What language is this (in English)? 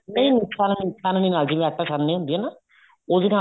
Punjabi